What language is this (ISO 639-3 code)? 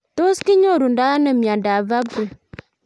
kln